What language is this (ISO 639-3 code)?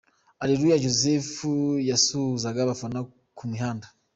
kin